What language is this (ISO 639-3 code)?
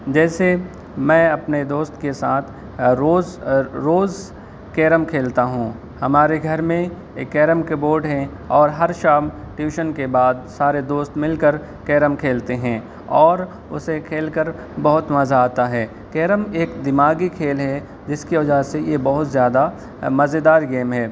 urd